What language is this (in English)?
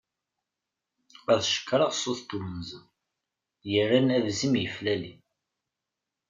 Kabyle